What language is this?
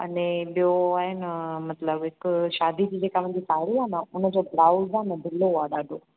Sindhi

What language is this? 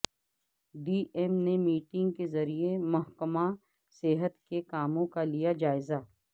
Urdu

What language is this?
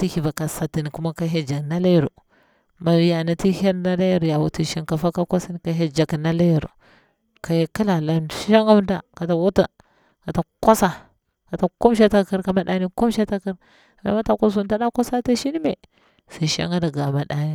Bura-Pabir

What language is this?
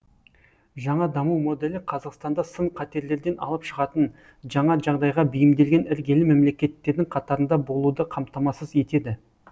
Kazakh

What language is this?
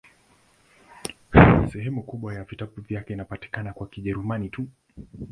Swahili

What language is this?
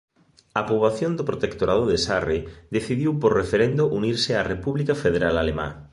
Galician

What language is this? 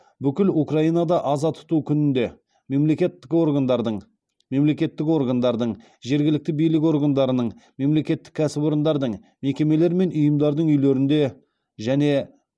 Kazakh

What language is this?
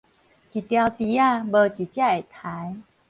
Min Nan Chinese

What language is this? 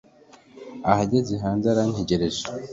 Kinyarwanda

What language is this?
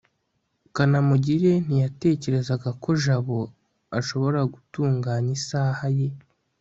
Kinyarwanda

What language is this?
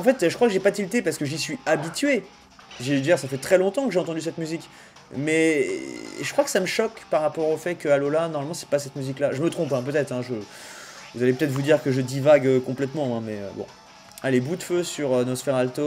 French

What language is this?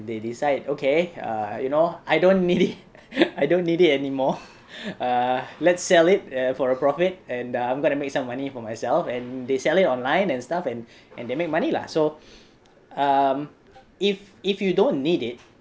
English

